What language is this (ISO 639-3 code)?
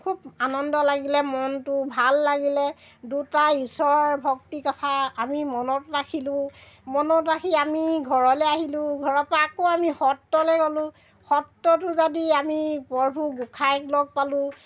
asm